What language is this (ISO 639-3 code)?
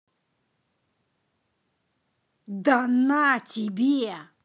rus